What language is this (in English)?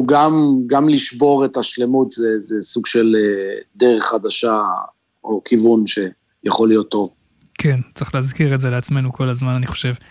Hebrew